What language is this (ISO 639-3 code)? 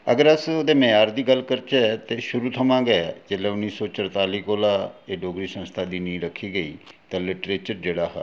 doi